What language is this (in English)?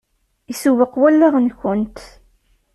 Kabyle